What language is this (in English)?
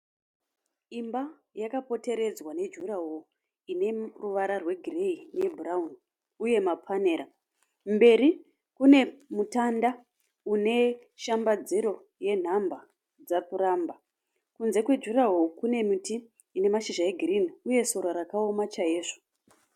Shona